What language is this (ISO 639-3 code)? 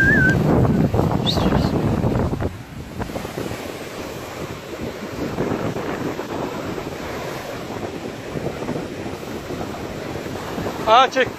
tur